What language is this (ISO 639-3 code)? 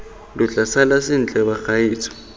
tsn